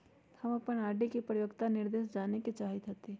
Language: Magahi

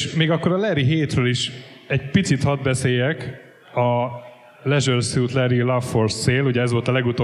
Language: Hungarian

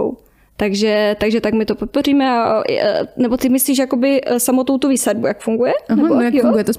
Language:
Czech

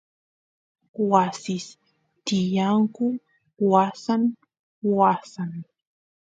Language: Santiago del Estero Quichua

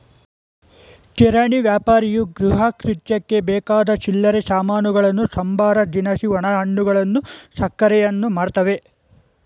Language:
Kannada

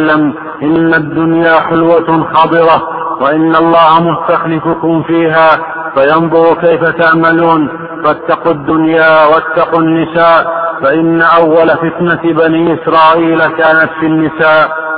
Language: Arabic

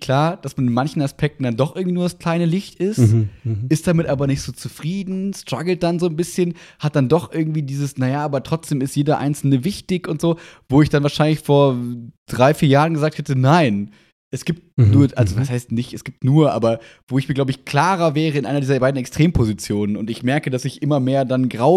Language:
German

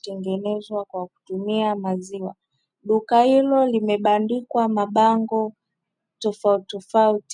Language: Swahili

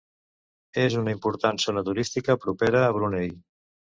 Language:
Catalan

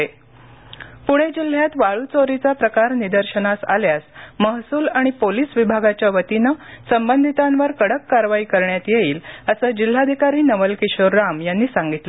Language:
Marathi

